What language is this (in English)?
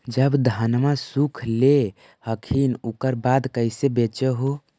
Magahi